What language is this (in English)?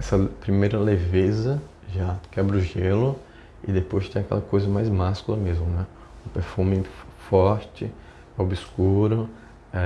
Portuguese